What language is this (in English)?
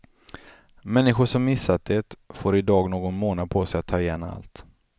Swedish